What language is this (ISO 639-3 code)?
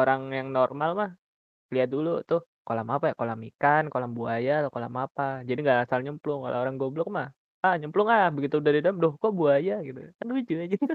ind